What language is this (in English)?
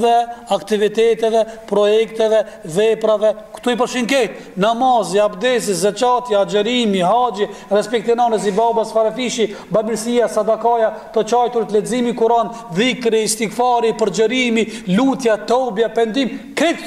Arabic